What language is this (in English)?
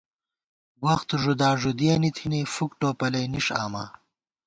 Gawar-Bati